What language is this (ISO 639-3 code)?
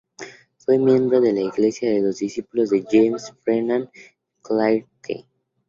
spa